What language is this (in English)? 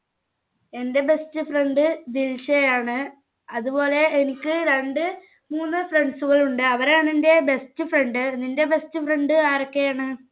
Malayalam